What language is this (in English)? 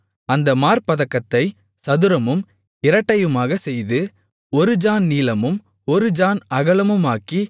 Tamil